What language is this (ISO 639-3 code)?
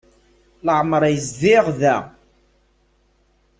kab